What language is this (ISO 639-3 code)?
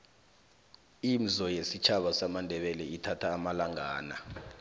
nbl